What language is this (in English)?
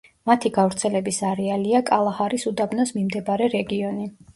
Georgian